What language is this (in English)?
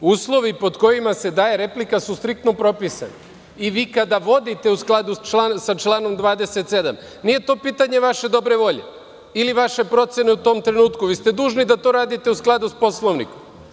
Serbian